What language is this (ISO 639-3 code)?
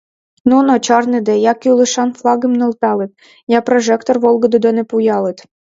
chm